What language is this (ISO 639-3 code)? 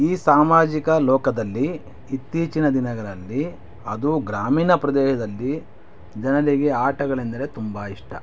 kan